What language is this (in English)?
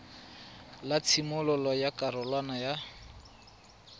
Tswana